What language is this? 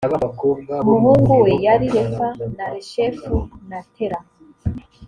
Kinyarwanda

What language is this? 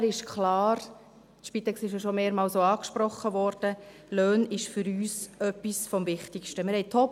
Swiss German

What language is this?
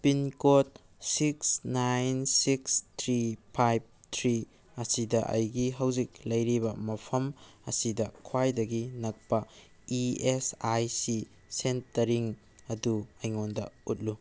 Manipuri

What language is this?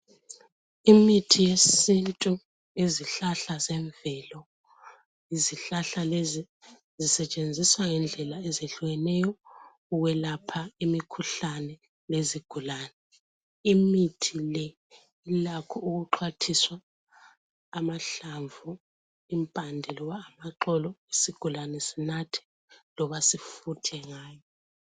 North Ndebele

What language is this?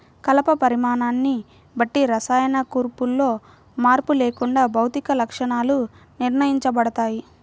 Telugu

